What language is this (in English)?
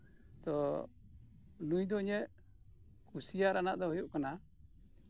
Santali